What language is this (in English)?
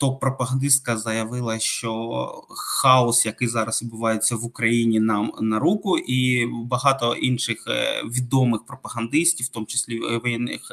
Ukrainian